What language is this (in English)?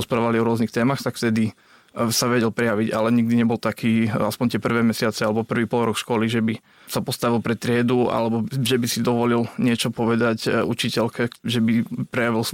Slovak